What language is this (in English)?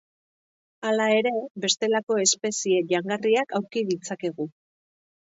Basque